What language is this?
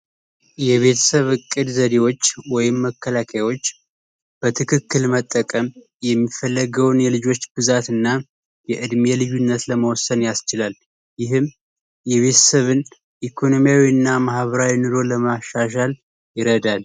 Amharic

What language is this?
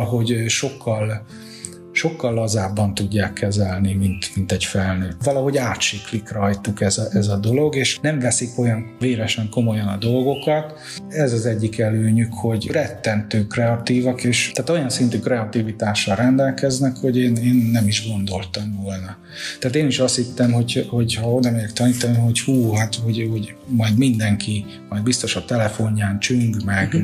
Hungarian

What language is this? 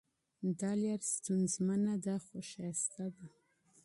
Pashto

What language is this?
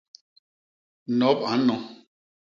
Basaa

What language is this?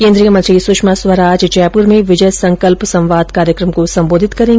Hindi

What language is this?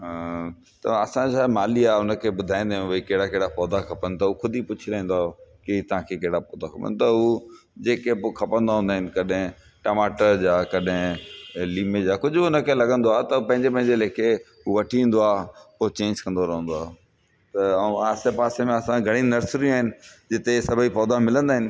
Sindhi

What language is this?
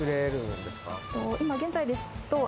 Japanese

